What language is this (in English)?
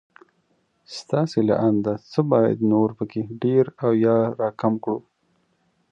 Pashto